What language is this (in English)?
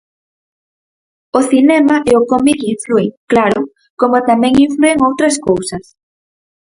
Galician